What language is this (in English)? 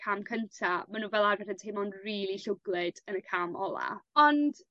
Welsh